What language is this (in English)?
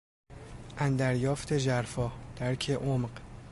Persian